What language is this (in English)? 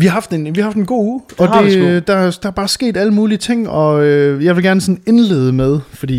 Danish